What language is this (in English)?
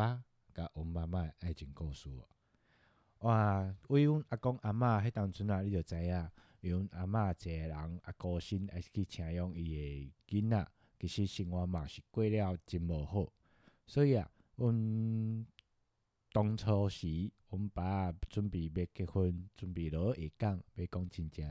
Chinese